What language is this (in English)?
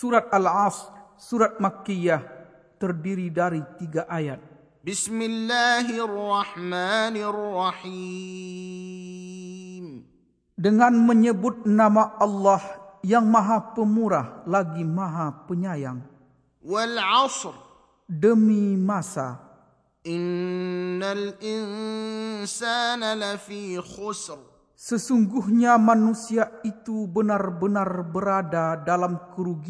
Malay